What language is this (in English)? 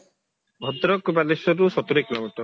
Odia